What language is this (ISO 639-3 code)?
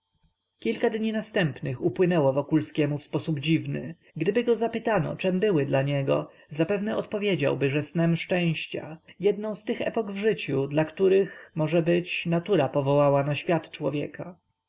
pol